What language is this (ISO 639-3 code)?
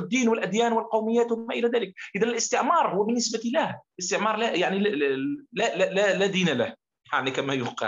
ara